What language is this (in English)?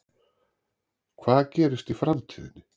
Icelandic